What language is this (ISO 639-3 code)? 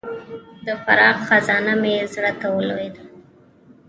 pus